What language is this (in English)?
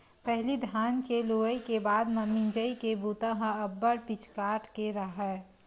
Chhattisgarhi